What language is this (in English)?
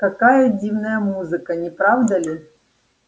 Russian